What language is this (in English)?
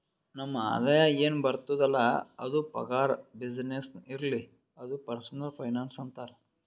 Kannada